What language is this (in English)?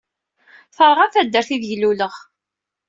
Kabyle